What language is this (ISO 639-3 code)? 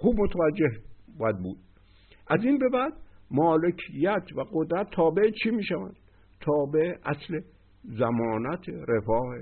fas